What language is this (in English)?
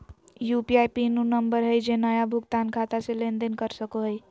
Magahi